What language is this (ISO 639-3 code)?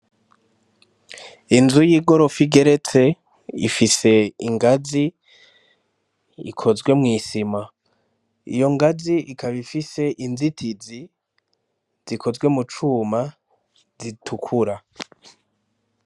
run